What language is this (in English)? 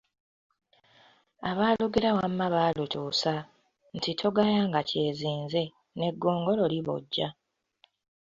Ganda